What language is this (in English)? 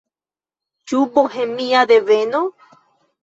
Esperanto